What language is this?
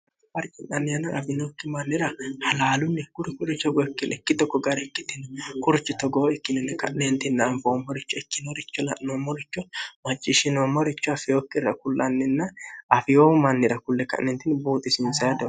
Sidamo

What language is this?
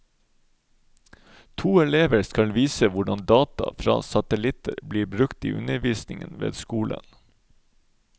Norwegian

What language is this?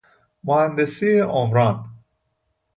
Persian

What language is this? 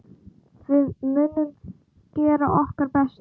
Icelandic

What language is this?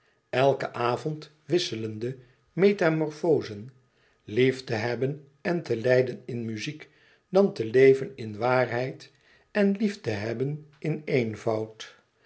Dutch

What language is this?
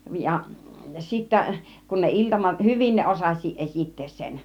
Finnish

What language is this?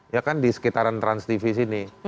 Indonesian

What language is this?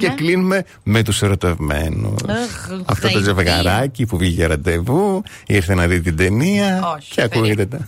Greek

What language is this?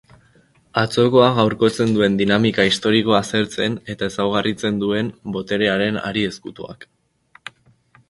Basque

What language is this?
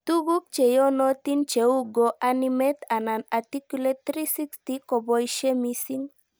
Kalenjin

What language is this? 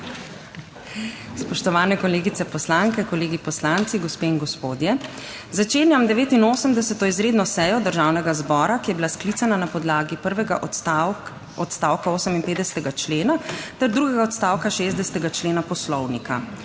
Slovenian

